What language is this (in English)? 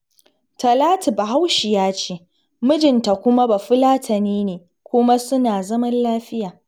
Hausa